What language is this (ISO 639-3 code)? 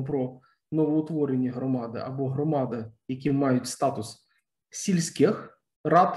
ukr